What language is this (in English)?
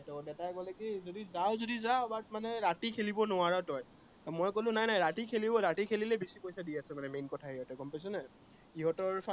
Assamese